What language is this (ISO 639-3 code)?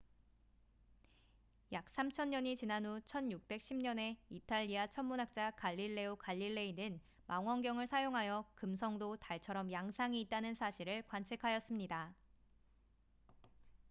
kor